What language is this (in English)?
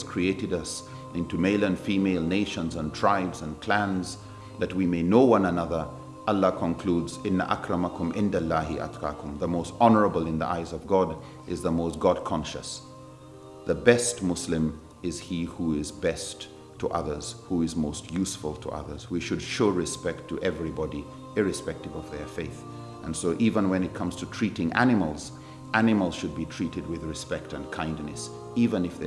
English